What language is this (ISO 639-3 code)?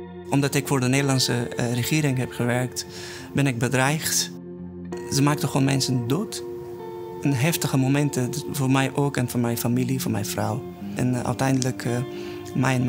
nld